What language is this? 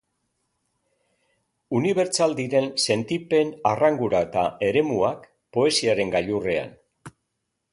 Basque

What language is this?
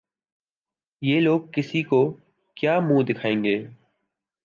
Urdu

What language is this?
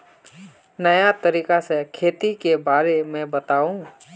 Magahi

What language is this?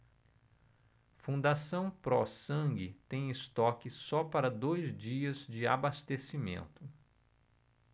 Portuguese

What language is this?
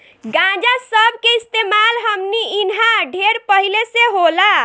Bhojpuri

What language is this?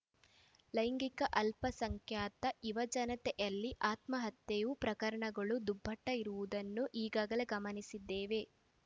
Kannada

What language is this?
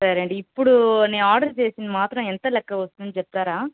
Telugu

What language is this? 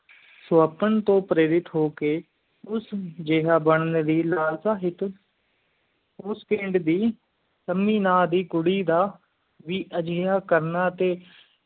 Punjabi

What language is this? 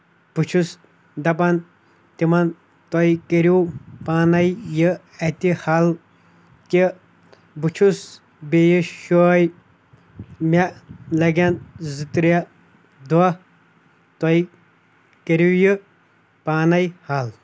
Kashmiri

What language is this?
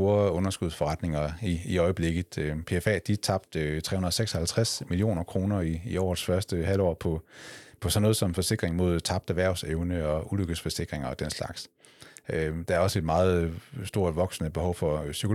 Danish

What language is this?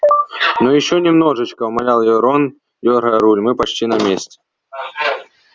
Russian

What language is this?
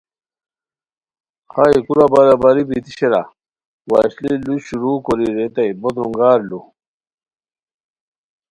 Khowar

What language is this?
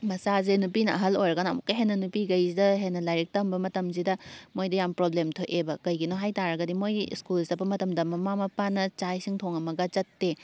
Manipuri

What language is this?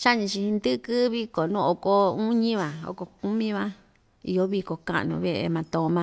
Ixtayutla Mixtec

